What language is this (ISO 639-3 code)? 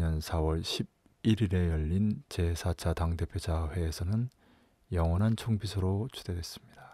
kor